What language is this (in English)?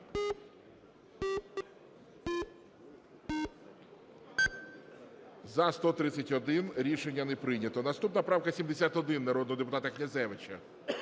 Ukrainian